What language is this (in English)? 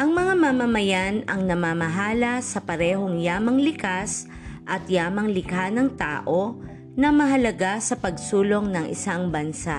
Filipino